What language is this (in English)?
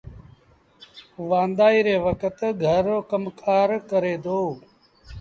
Sindhi Bhil